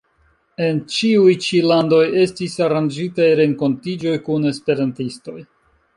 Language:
Esperanto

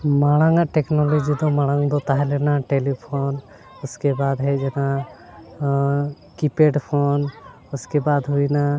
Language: Santali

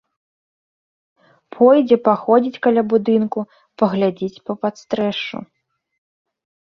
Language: Belarusian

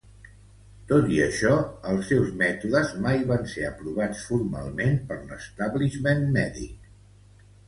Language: Catalan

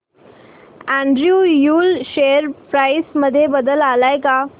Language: Marathi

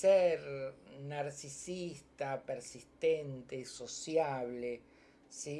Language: Spanish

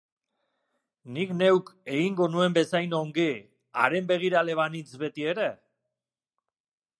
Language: Basque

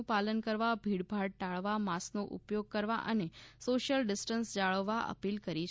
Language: Gujarati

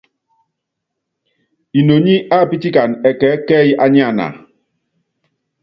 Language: Yangben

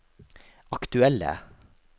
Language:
Norwegian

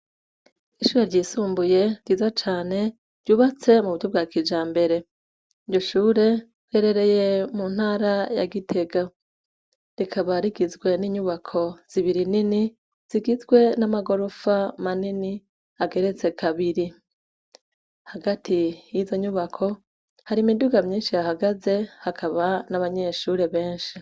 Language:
Rundi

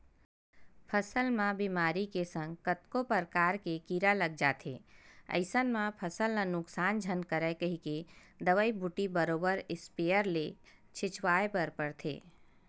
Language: Chhattisgarhi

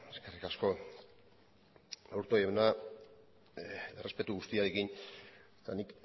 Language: Basque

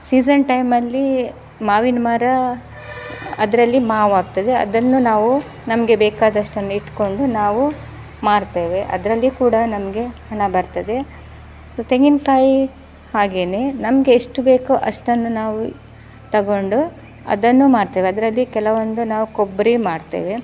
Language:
Kannada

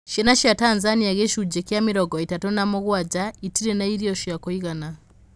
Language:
Kikuyu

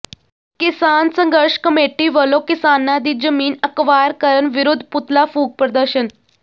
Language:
Punjabi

